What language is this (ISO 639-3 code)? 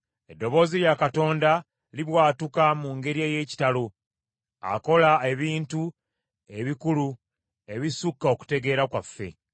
lug